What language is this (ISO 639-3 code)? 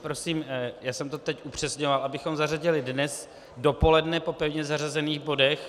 ces